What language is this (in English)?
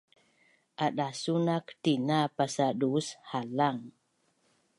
Bunun